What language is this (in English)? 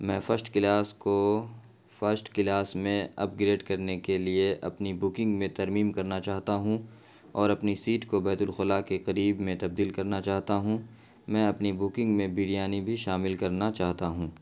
Urdu